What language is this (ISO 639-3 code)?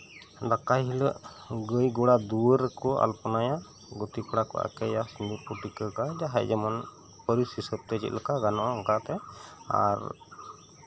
sat